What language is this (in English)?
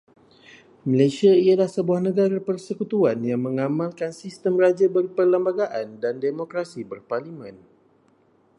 Malay